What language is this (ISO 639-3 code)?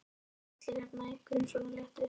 isl